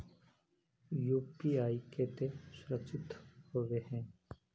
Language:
Magahi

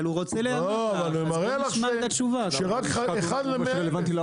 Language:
Hebrew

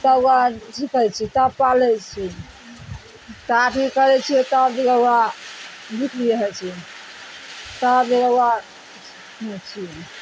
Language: Maithili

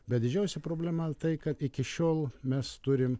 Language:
Lithuanian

